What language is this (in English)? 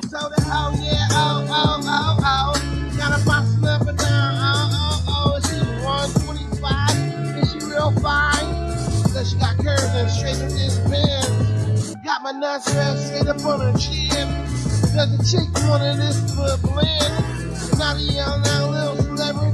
English